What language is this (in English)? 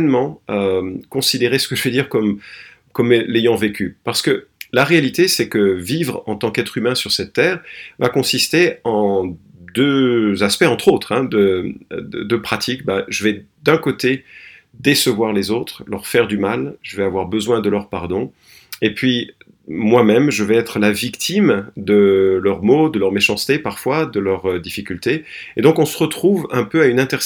French